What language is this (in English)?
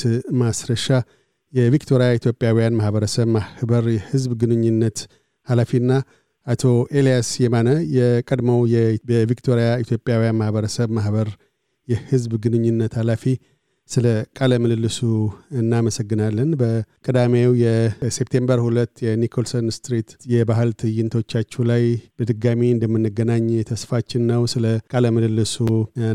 Amharic